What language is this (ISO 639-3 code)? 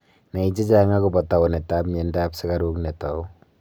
kln